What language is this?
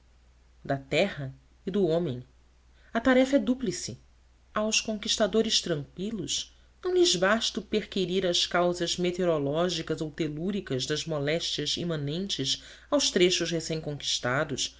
Portuguese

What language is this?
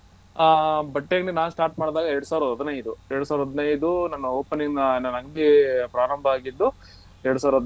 Kannada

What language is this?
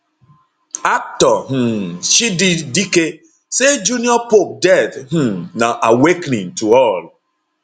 Nigerian Pidgin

